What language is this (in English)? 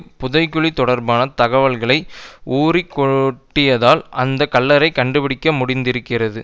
Tamil